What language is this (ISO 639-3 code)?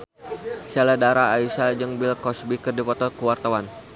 sun